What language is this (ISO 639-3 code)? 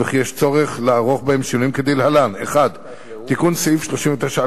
heb